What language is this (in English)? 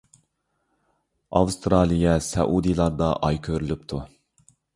Uyghur